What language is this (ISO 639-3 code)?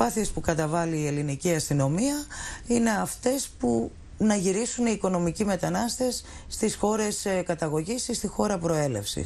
ell